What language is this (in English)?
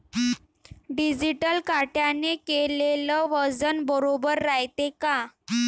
Marathi